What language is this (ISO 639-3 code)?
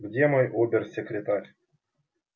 rus